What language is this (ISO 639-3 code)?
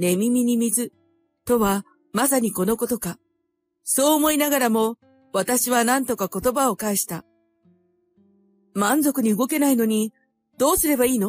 jpn